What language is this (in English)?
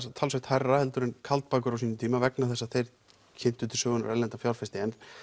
Icelandic